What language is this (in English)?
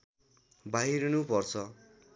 Nepali